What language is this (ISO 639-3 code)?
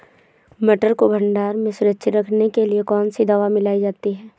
hin